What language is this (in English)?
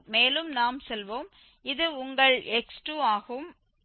Tamil